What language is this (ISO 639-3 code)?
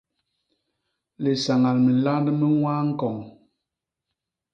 bas